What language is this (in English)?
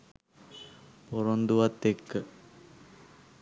Sinhala